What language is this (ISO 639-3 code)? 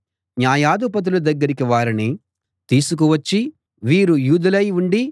tel